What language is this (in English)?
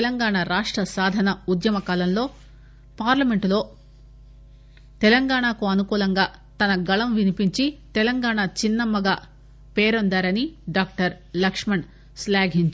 Telugu